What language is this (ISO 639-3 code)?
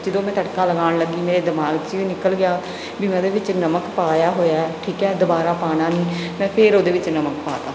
pan